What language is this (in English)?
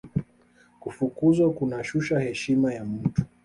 Swahili